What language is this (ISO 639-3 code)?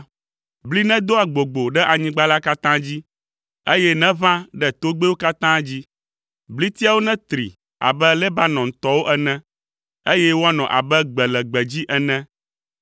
ewe